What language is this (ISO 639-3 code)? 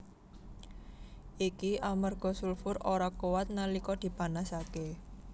jav